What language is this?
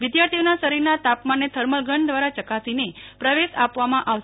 Gujarati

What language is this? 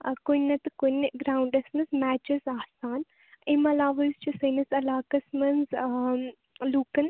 Kashmiri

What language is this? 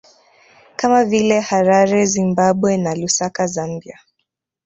Swahili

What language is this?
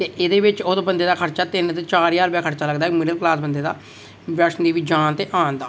Dogri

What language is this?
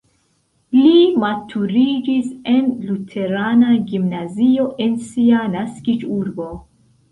Esperanto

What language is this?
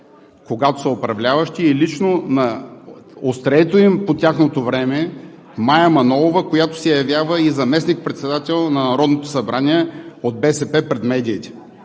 Bulgarian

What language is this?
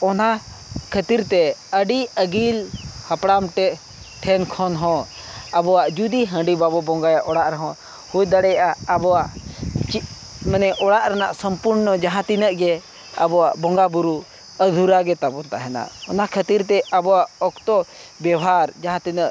Santali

